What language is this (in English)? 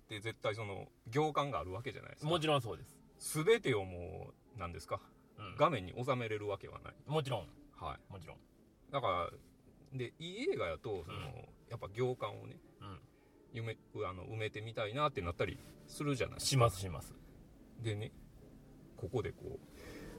Japanese